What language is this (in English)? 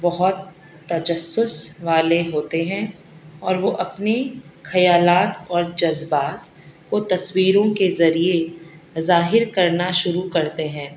Urdu